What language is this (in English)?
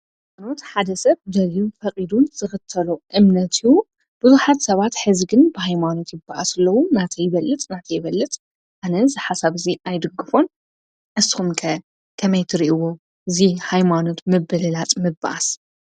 Tigrinya